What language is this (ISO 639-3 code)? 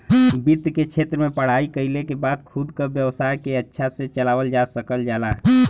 bho